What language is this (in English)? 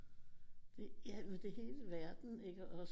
Danish